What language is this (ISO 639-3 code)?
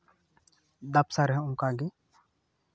sat